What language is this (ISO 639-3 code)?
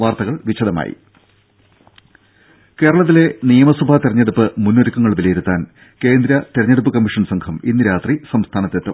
mal